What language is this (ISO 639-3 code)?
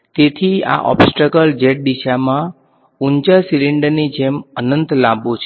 guj